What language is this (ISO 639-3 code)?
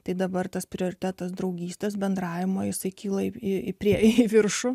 lit